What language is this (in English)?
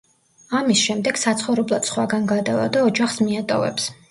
Georgian